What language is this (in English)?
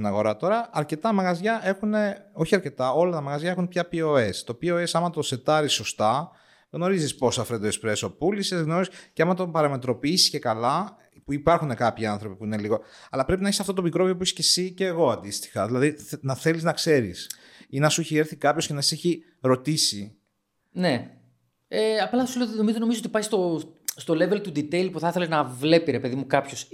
Greek